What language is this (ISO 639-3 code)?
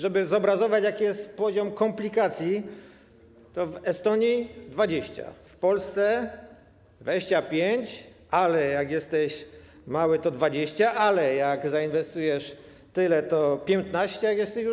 pol